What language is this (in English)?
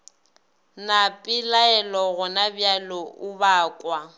Northern Sotho